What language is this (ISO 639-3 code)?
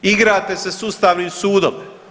hrv